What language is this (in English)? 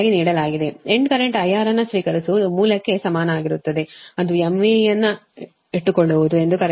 Kannada